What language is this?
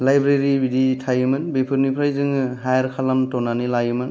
Bodo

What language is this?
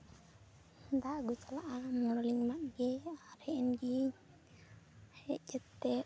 Santali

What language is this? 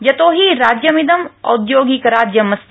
Sanskrit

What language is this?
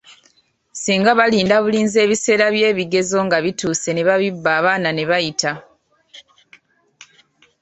Ganda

